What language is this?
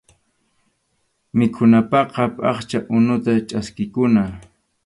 Arequipa-La Unión Quechua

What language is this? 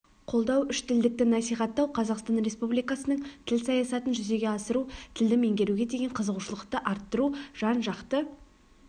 Kazakh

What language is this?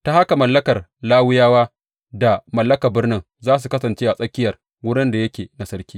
Hausa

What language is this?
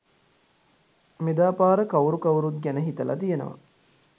Sinhala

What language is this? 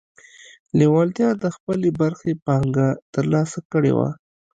Pashto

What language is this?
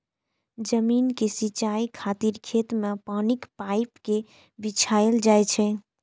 Maithili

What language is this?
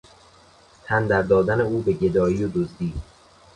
Persian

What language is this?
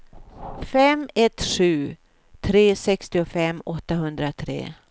Swedish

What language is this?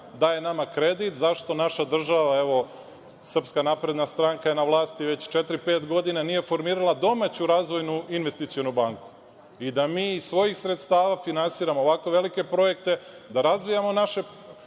Serbian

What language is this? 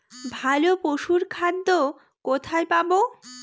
Bangla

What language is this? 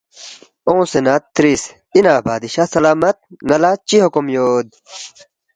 Balti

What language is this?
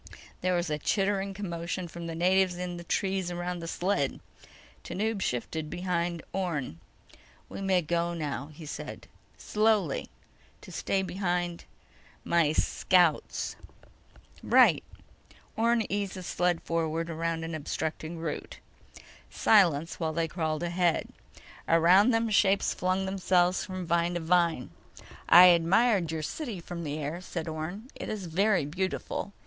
English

